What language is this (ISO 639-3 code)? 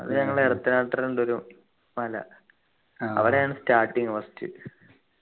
mal